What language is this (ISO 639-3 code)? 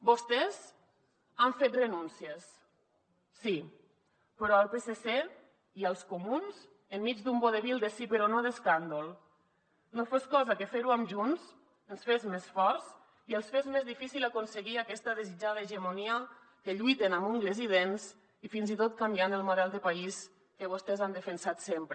cat